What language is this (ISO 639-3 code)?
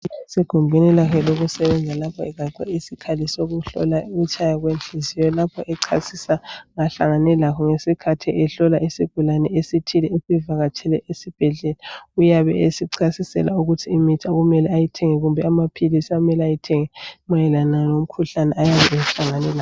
nde